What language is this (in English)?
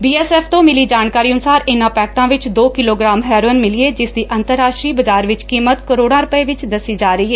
Punjabi